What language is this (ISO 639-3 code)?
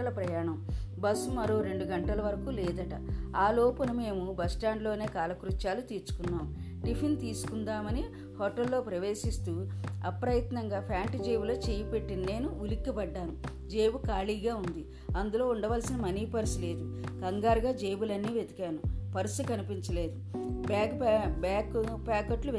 tel